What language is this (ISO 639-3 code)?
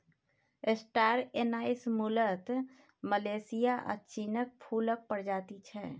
mai